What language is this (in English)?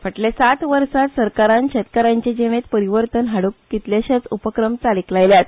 Konkani